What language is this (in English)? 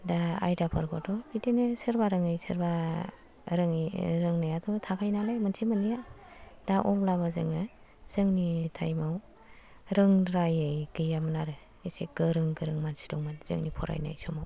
Bodo